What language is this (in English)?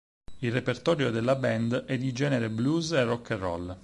Italian